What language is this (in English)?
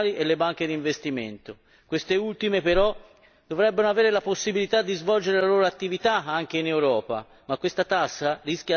Italian